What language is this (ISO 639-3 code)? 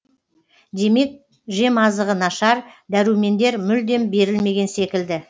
kaz